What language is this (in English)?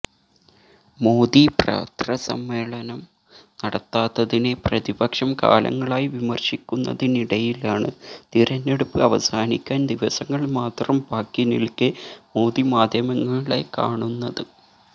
Malayalam